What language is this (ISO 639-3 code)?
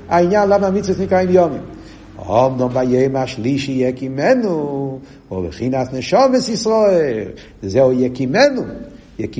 heb